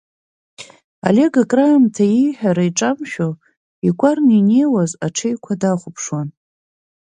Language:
Abkhazian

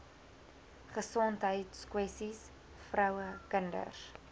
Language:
Afrikaans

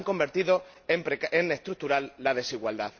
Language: Spanish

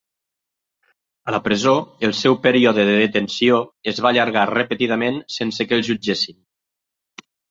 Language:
Catalan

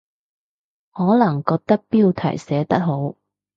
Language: Cantonese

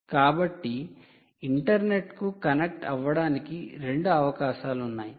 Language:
Telugu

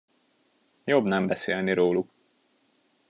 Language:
Hungarian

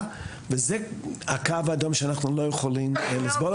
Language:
Hebrew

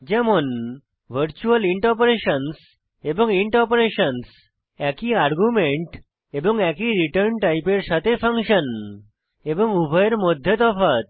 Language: Bangla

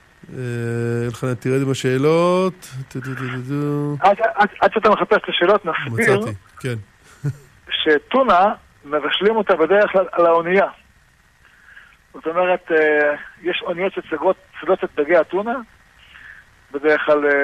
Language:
Hebrew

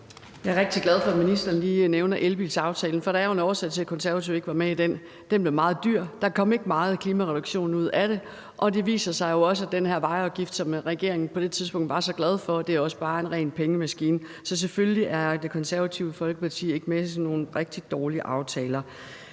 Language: Danish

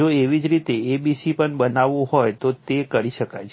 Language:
Gujarati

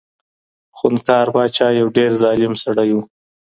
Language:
Pashto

